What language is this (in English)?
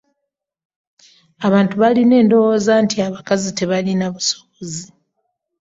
Ganda